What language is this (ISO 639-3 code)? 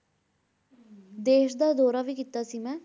pan